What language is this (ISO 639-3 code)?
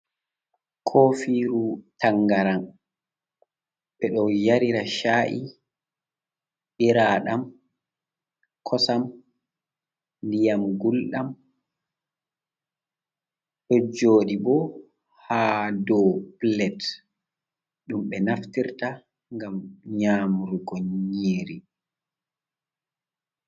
ful